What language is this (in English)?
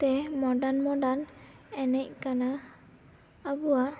Santali